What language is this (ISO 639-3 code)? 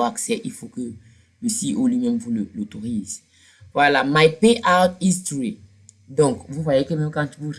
fra